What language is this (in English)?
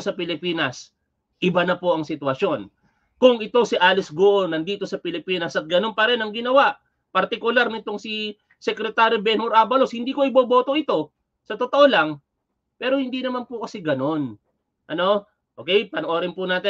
Filipino